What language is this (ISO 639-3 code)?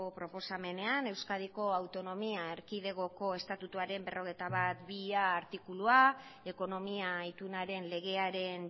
eus